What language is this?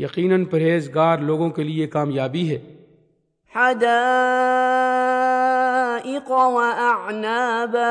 Urdu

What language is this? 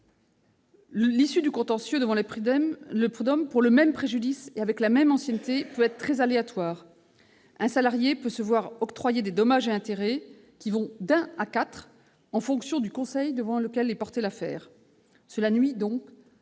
French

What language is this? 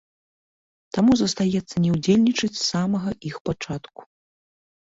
Belarusian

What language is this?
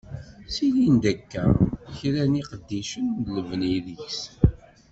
Kabyle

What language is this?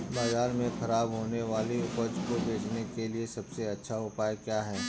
Hindi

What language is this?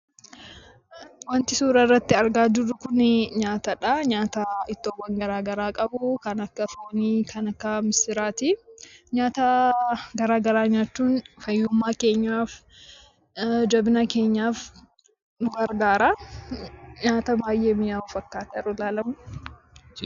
Oromo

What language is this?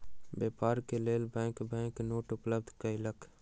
Maithili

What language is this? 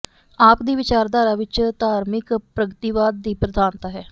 Punjabi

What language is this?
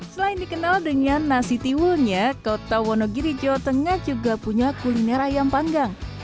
Indonesian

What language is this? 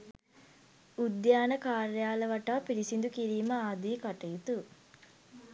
Sinhala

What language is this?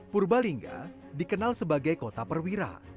Indonesian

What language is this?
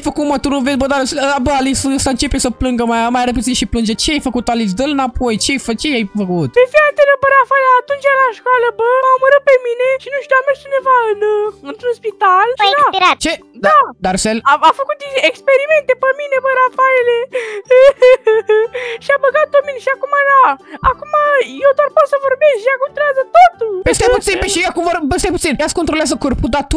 Romanian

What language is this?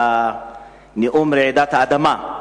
Hebrew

